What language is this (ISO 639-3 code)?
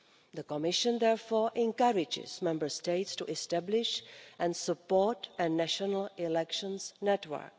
eng